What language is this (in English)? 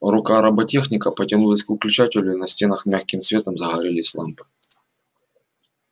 Russian